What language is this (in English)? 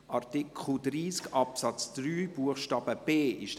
Swiss German